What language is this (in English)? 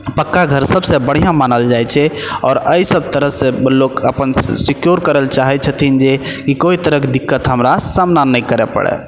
Maithili